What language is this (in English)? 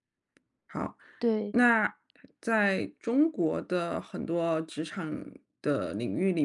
Chinese